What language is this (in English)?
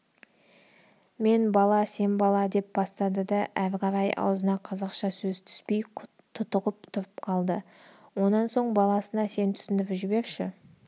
Kazakh